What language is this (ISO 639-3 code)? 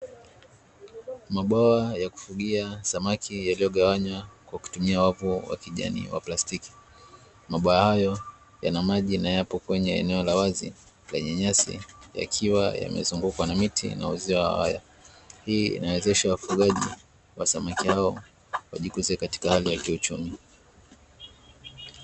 swa